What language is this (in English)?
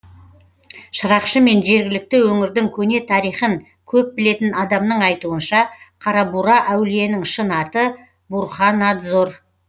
Kazakh